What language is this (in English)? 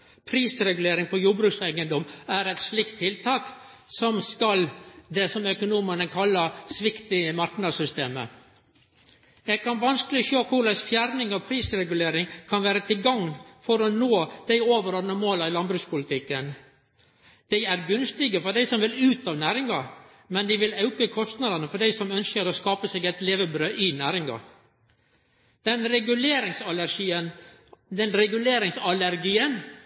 Norwegian Nynorsk